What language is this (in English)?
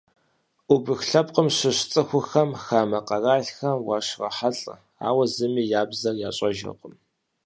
Kabardian